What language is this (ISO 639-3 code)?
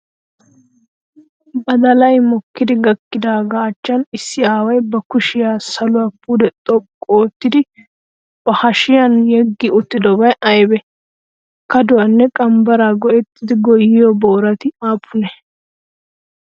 wal